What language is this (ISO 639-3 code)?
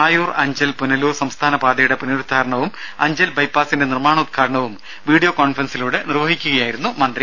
mal